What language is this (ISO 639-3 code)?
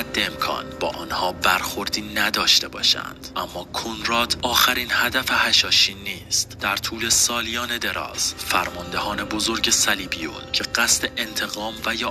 fas